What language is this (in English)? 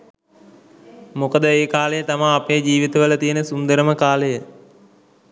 Sinhala